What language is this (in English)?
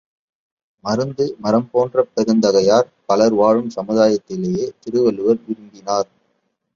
Tamil